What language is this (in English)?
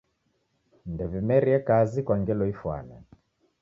Taita